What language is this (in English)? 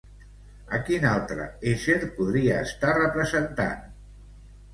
Catalan